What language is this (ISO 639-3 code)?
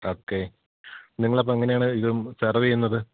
mal